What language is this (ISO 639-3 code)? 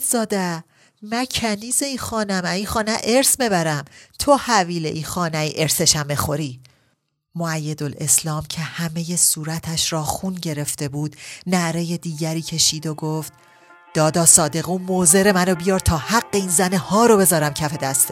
fas